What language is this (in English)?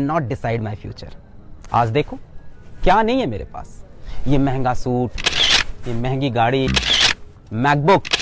Hindi